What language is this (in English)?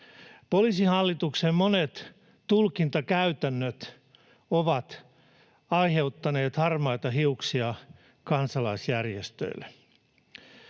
Finnish